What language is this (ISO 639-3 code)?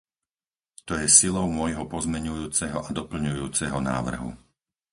slk